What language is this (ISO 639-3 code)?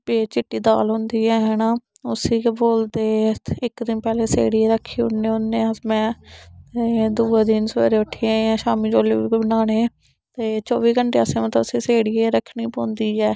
doi